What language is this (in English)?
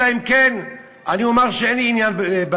Hebrew